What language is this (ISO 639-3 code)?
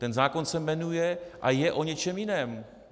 ces